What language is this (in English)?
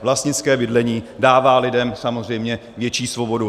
Czech